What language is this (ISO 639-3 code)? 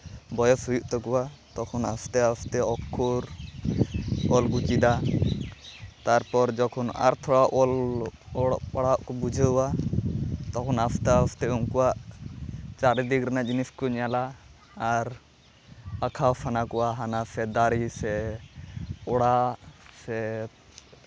sat